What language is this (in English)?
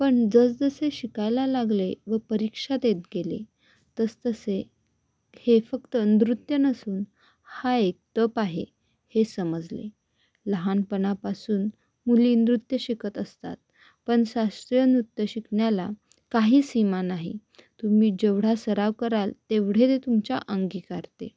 Marathi